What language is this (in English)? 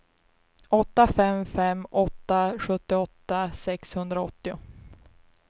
Swedish